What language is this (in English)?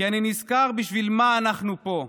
Hebrew